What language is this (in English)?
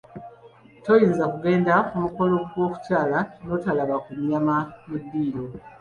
Ganda